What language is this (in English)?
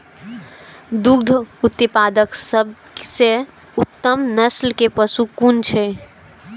Maithili